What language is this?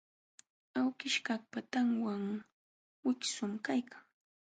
Jauja Wanca Quechua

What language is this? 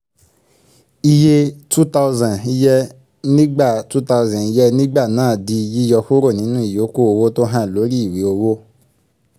Yoruba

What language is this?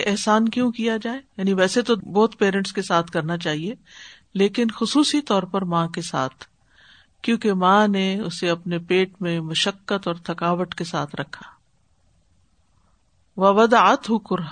Urdu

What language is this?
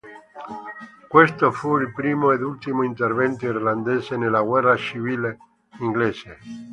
Italian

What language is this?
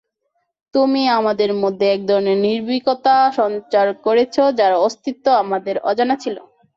Bangla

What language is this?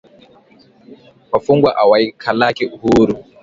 Swahili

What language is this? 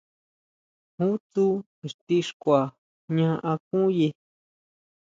Huautla Mazatec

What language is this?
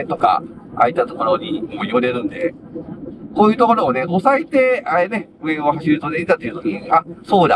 Japanese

